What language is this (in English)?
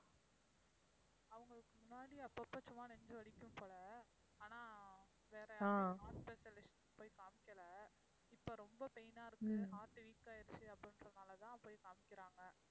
Tamil